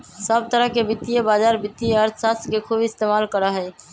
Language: Magahi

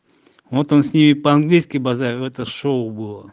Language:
Russian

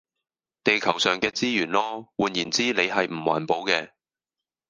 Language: Cantonese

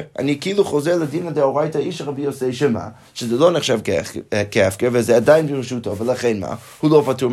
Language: Hebrew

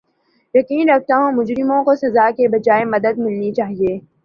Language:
Urdu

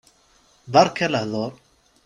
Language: Kabyle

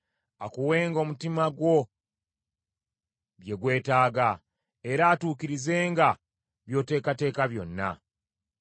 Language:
Ganda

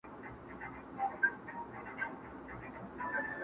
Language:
Pashto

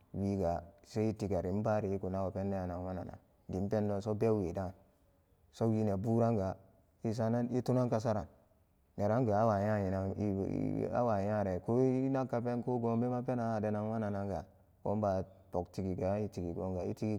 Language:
Samba Daka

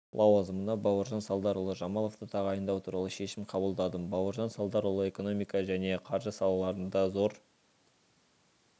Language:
Kazakh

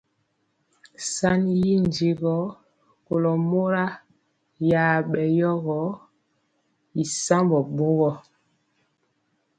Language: Mpiemo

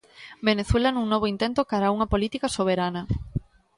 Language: Galician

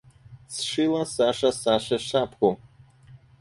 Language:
Russian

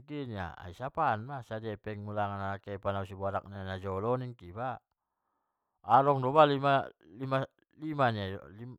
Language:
Batak Mandailing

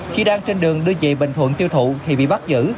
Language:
Vietnamese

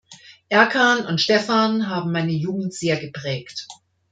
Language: German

